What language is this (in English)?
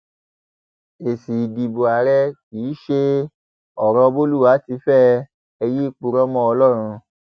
Yoruba